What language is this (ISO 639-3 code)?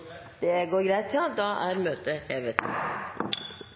nor